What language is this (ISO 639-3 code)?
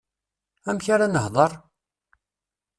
kab